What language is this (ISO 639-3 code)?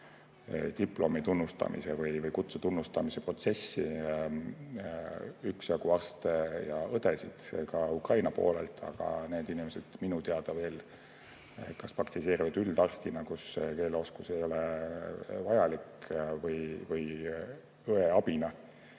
est